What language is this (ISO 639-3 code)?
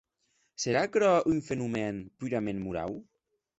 oci